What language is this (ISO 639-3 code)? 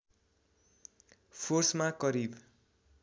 nep